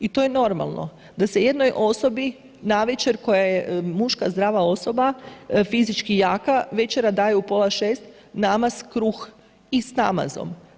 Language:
Croatian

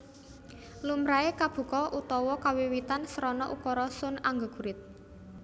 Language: Javanese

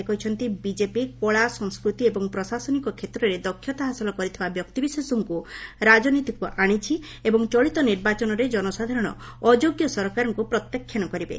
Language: Odia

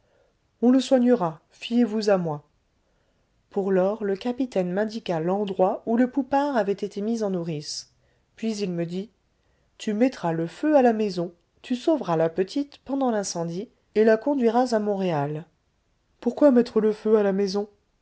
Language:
French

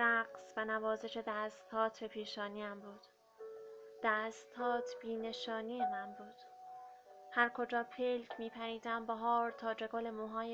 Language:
Persian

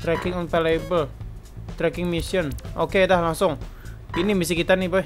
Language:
Indonesian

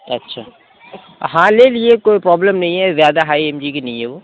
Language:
Urdu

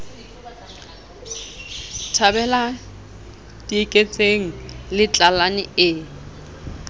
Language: Southern Sotho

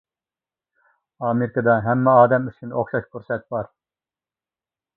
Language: Uyghur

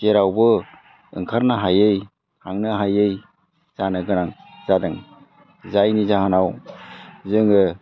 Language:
Bodo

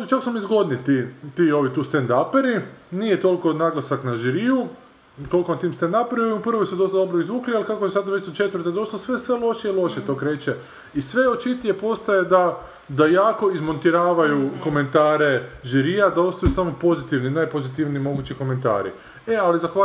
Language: Croatian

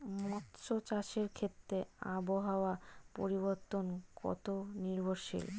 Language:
Bangla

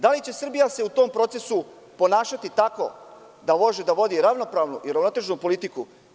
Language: Serbian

